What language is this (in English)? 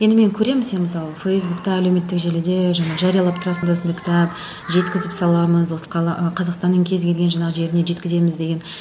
Kazakh